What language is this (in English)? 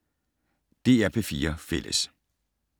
Danish